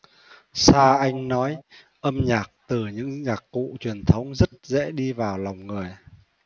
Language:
Vietnamese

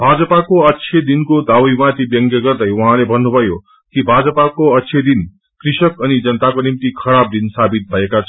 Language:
Nepali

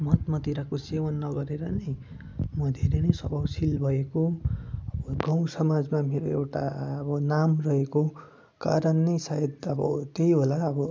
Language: Nepali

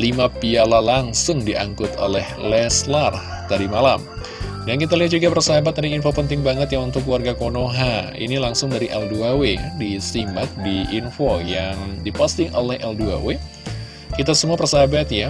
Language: Indonesian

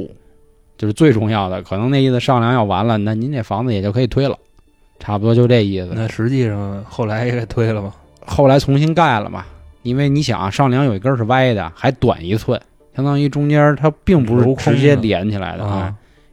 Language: Chinese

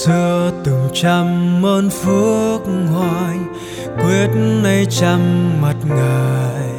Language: Vietnamese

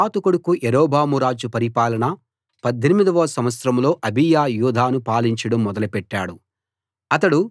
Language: Telugu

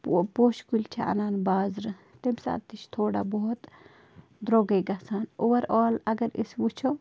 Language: Kashmiri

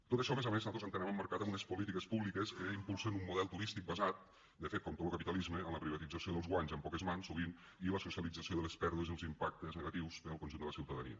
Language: Catalan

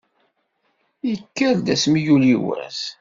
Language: Kabyle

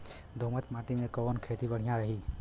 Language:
Bhojpuri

